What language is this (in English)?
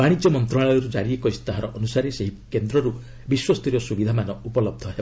Odia